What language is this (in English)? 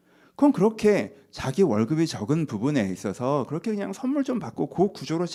Korean